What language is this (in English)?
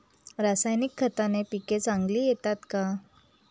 Marathi